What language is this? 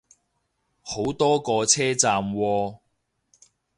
Cantonese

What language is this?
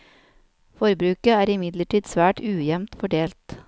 Norwegian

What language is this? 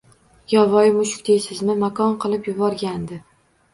Uzbek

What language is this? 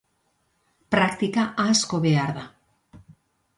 Basque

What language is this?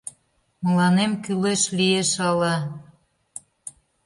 Mari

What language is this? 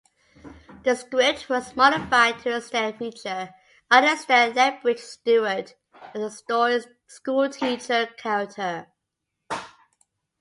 English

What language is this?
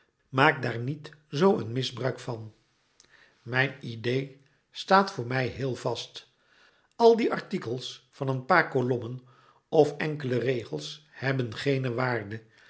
Dutch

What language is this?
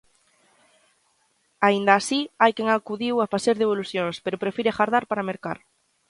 Galician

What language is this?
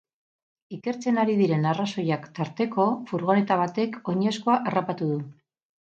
Basque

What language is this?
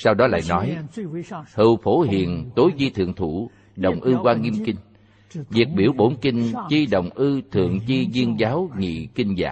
Vietnamese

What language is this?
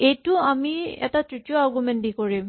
Assamese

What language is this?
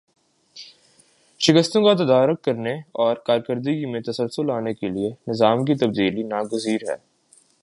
Urdu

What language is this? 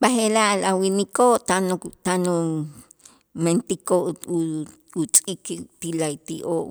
Itzá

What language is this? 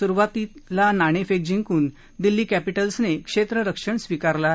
Marathi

